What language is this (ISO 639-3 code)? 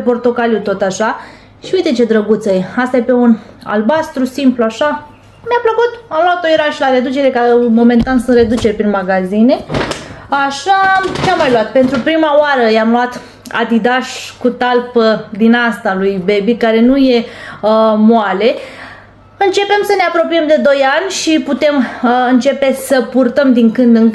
ron